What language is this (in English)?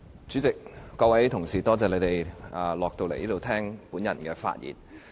Cantonese